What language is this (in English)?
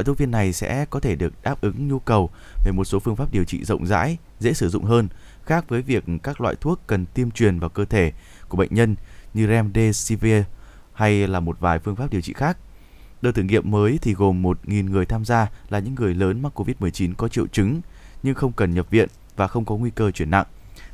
Vietnamese